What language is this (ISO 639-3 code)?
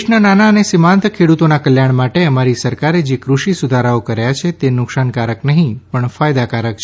guj